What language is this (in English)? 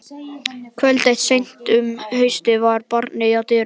Icelandic